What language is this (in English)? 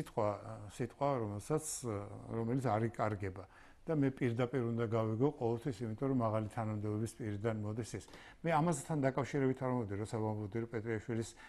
Turkish